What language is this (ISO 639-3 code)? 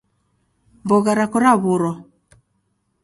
dav